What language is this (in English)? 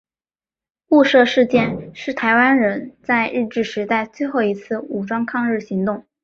Chinese